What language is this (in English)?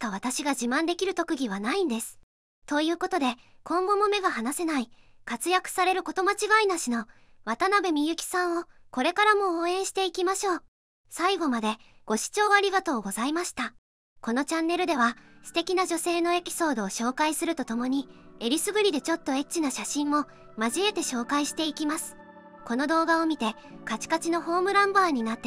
Japanese